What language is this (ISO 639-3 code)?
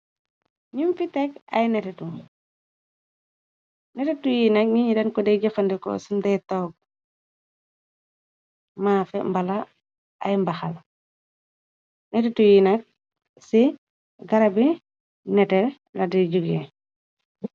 wol